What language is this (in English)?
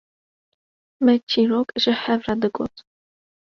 Kurdish